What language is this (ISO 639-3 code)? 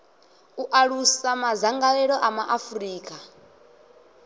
ven